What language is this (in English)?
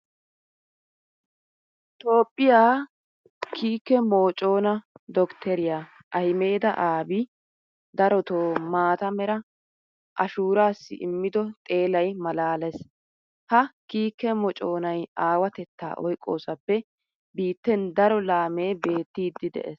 Wolaytta